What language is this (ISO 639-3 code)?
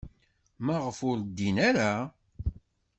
kab